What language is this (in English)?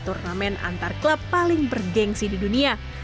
Indonesian